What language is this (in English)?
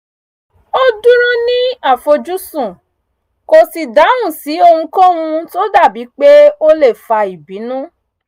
Yoruba